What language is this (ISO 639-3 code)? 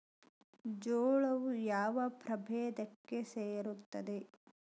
kan